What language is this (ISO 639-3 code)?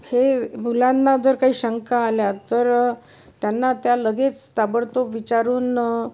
mar